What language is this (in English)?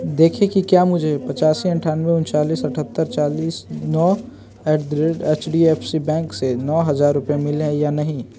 Hindi